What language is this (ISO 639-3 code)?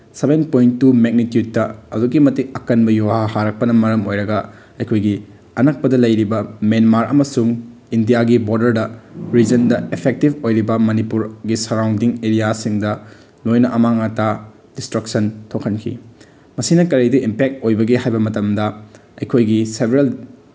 mni